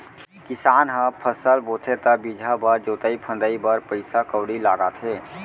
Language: Chhattisgarhi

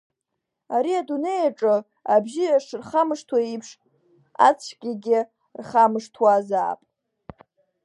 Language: Abkhazian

